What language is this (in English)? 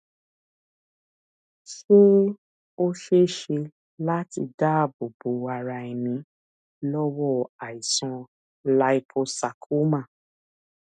Yoruba